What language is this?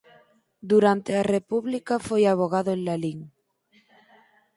Galician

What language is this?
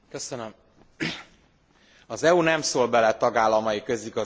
Hungarian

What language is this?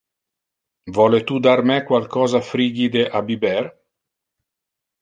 Interlingua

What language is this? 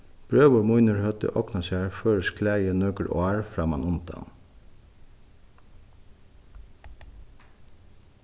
Faroese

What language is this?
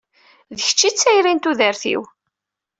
Kabyle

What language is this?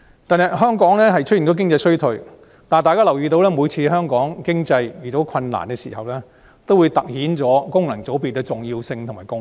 Cantonese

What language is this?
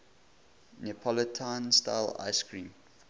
English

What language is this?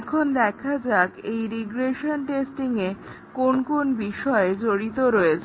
Bangla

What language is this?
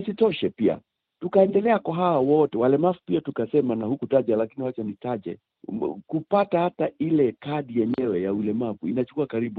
Swahili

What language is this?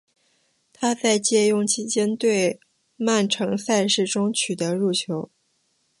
Chinese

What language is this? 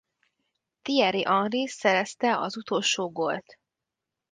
Hungarian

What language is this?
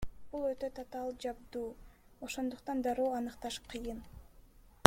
Kyrgyz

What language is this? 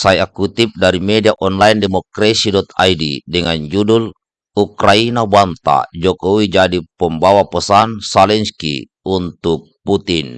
Indonesian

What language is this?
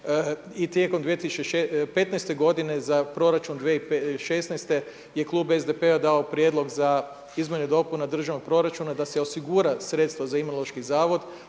Croatian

